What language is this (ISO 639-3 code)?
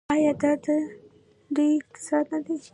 pus